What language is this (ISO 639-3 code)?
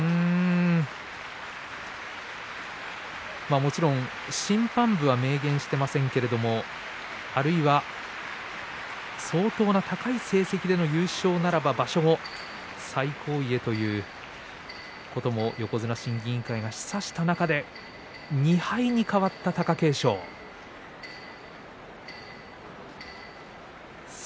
jpn